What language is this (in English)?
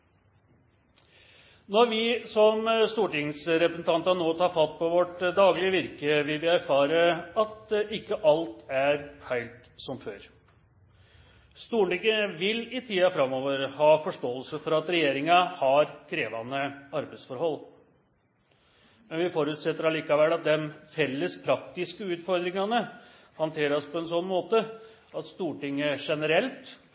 Norwegian Nynorsk